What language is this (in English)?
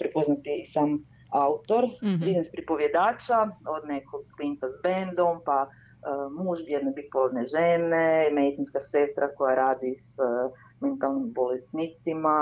Croatian